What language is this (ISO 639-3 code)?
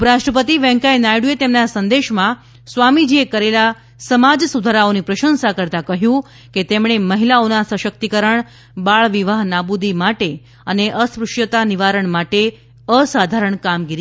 guj